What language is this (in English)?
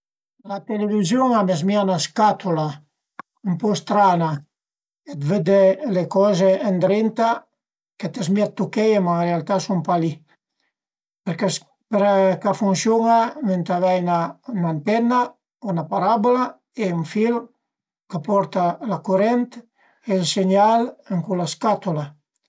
Piedmontese